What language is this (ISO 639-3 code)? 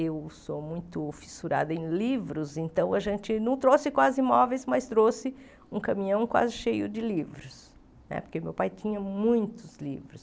por